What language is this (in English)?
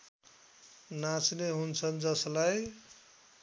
Nepali